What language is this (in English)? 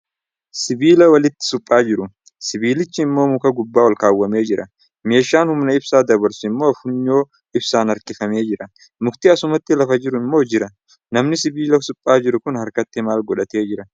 Oromo